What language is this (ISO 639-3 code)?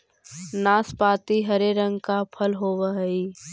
mag